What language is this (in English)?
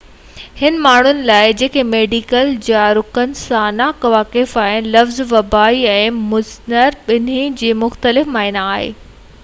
Sindhi